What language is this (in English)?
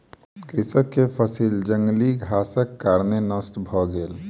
Maithili